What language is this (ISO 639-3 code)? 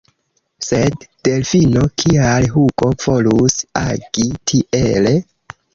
epo